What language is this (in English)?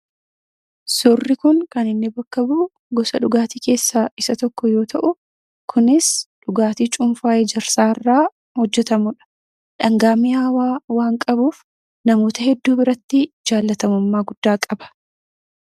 Oromo